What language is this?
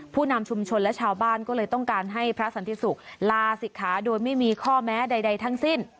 Thai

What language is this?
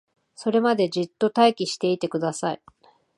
Japanese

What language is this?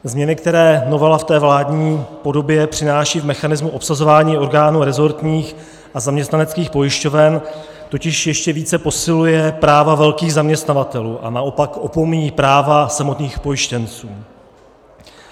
Czech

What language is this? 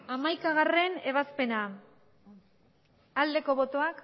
Basque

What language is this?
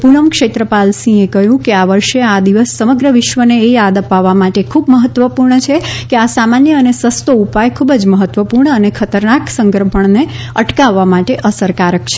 Gujarati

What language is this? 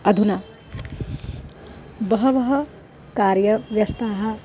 Sanskrit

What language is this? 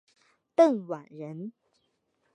Chinese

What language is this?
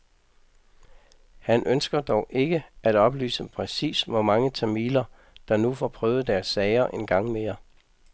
Danish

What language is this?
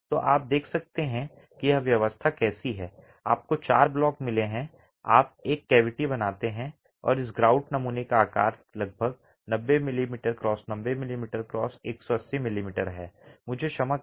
Hindi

